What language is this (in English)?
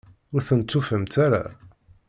Kabyle